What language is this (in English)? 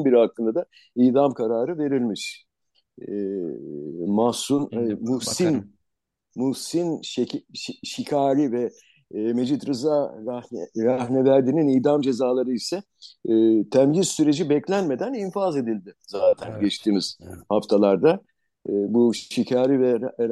Turkish